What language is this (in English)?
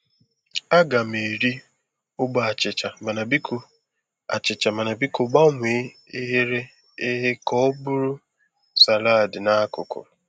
Igbo